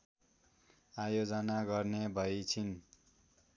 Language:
Nepali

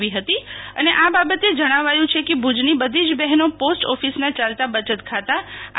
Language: Gujarati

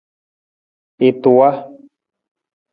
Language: Nawdm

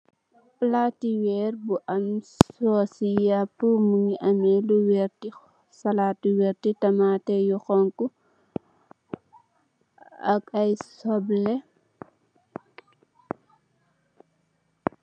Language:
Wolof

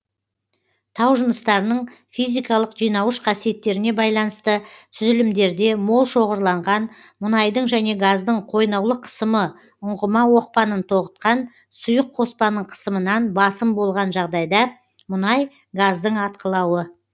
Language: Kazakh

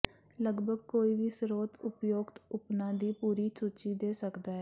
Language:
Punjabi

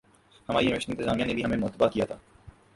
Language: Urdu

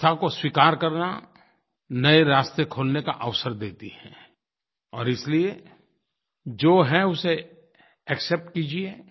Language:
Hindi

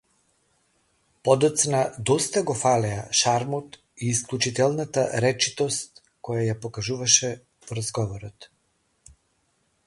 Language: Macedonian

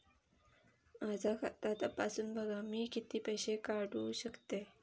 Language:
Marathi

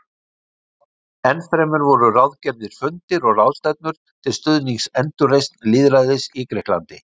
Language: Icelandic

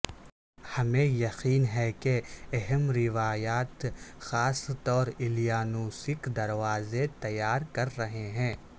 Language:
Urdu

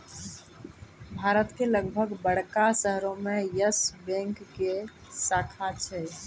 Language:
Maithili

